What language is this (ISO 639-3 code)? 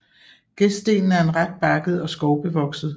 dan